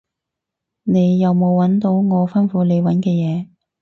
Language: Cantonese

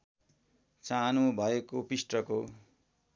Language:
Nepali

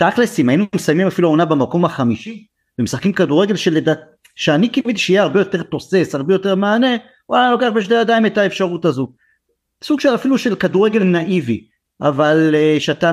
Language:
Hebrew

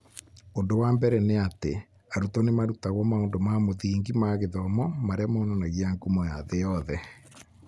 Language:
Kikuyu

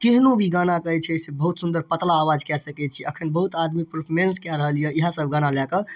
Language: Maithili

